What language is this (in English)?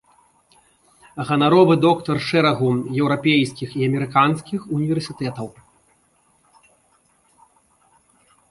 Belarusian